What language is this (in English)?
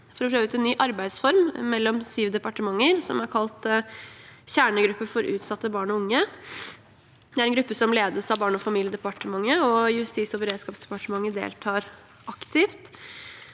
Norwegian